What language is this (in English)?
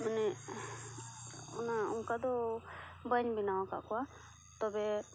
Santali